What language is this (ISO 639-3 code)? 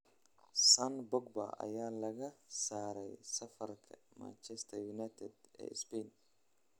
som